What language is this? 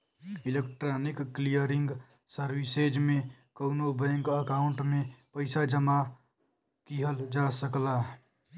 Bhojpuri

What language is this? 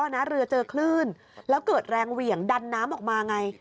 Thai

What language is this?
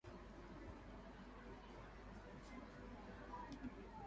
Japanese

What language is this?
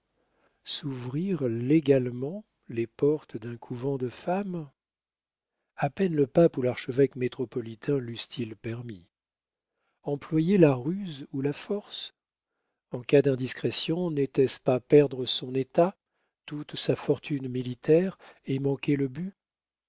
French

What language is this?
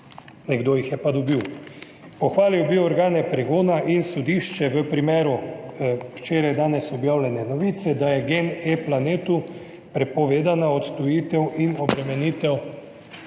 Slovenian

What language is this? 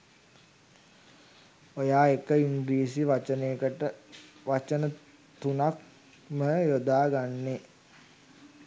Sinhala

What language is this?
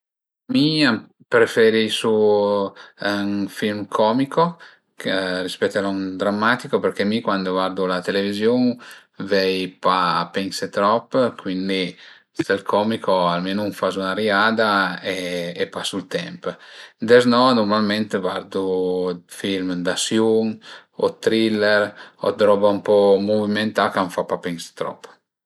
Piedmontese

